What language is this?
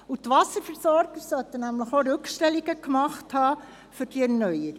Swiss German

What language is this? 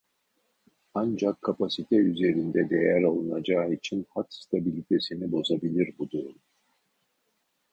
Turkish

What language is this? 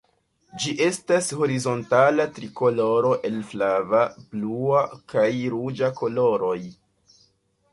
Esperanto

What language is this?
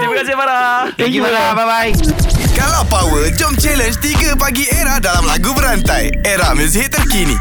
Malay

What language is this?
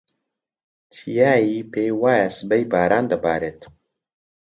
Central Kurdish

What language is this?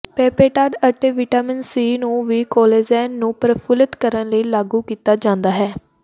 Punjabi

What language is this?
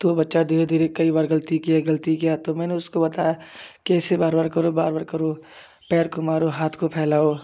Hindi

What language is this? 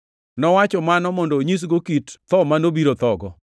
Luo (Kenya and Tanzania)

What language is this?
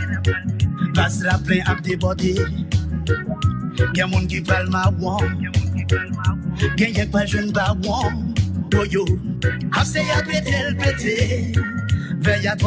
French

